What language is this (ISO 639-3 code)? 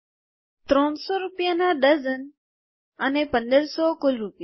guj